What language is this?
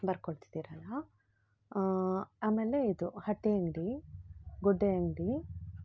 Kannada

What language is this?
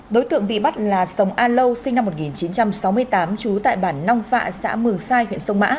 Vietnamese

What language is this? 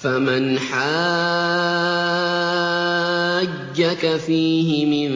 Arabic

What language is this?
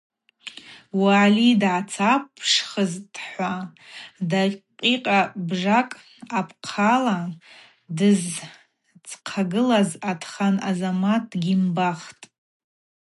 Abaza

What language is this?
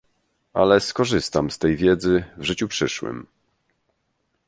Polish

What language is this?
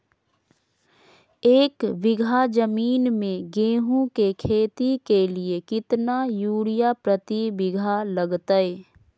Magahi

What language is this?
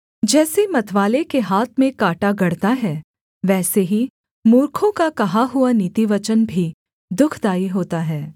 Hindi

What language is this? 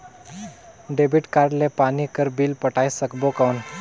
Chhattisgarhi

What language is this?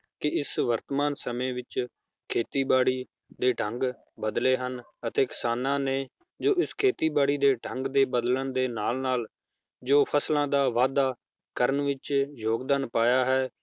Punjabi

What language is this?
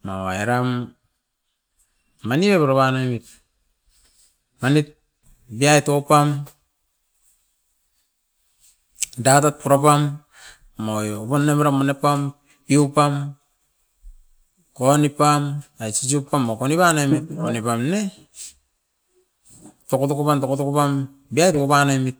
Askopan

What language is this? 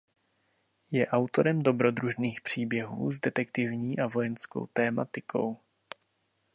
Czech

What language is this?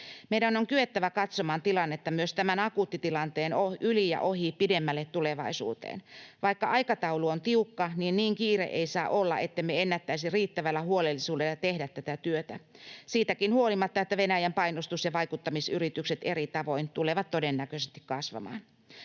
Finnish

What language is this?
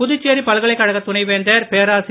Tamil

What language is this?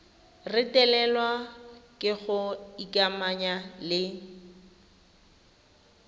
Tswana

